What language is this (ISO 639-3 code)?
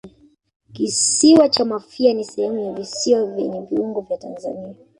swa